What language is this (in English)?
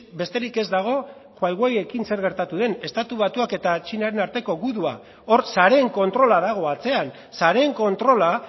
Basque